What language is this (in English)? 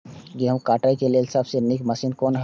Maithili